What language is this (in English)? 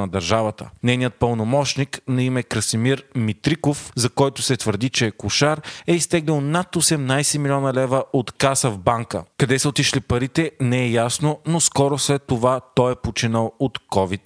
Bulgarian